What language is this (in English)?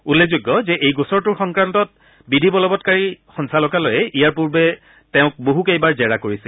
Assamese